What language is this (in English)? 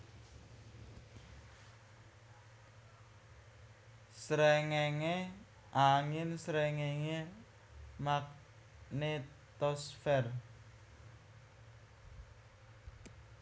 Javanese